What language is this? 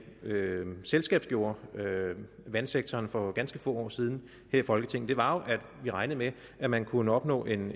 Danish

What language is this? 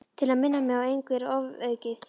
Icelandic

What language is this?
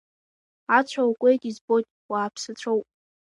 Abkhazian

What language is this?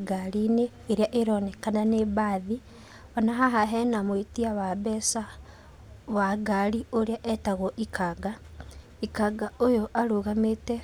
Kikuyu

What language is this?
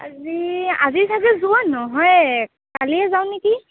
Assamese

